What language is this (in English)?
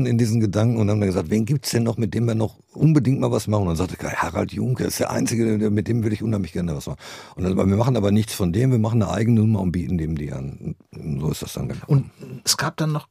German